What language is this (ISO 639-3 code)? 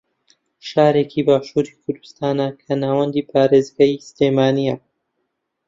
ckb